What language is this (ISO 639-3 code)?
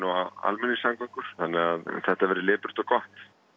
isl